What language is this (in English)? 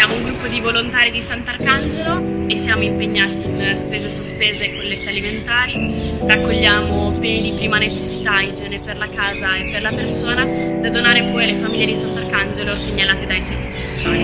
Italian